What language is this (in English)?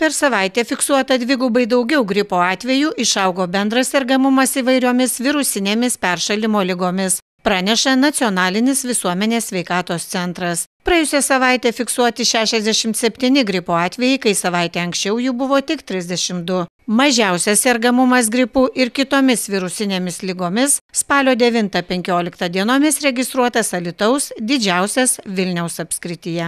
Lithuanian